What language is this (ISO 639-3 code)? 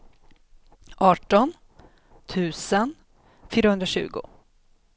swe